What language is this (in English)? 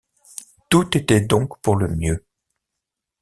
French